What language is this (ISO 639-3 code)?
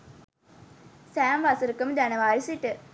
sin